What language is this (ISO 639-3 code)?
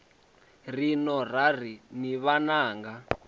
ven